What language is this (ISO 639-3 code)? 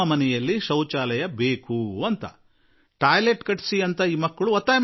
kan